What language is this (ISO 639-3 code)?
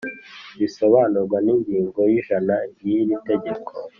kin